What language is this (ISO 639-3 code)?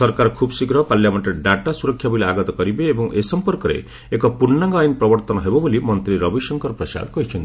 ori